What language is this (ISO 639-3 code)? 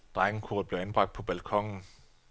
dan